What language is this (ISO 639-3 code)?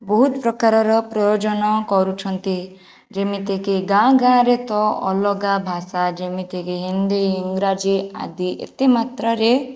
ori